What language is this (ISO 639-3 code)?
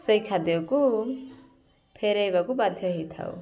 ori